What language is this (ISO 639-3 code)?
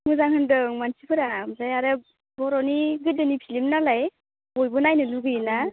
brx